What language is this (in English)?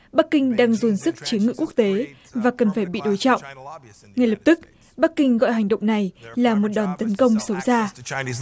Vietnamese